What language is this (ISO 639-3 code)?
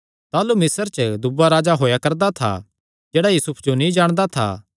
xnr